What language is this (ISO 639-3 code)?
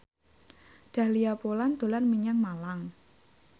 jav